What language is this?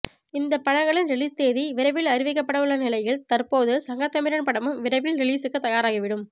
Tamil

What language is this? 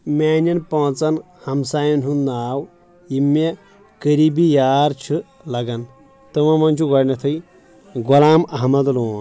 Kashmiri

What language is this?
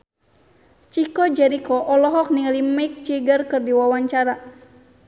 Sundanese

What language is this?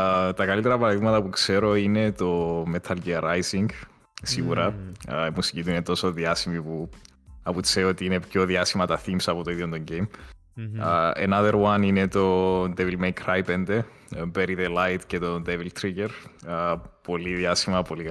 Greek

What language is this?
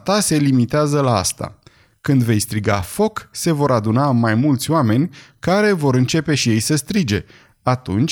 Romanian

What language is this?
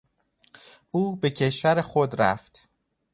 Persian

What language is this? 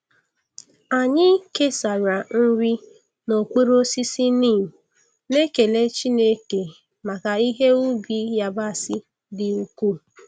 Igbo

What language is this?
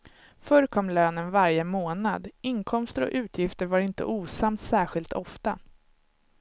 Swedish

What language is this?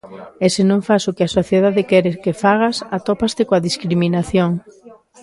Galician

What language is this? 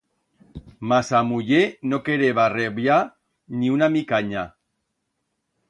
Aragonese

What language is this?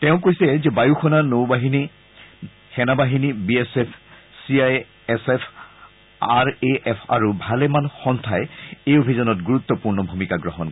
Assamese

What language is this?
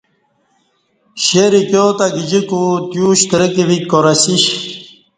Kati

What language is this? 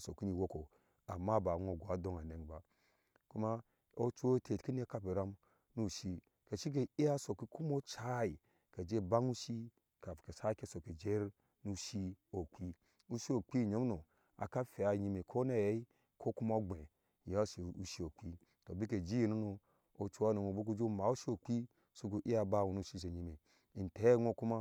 Ashe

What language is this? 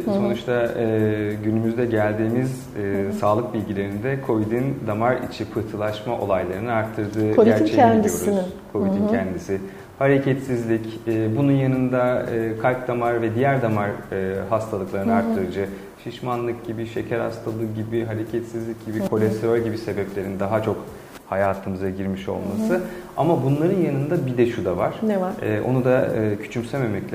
Turkish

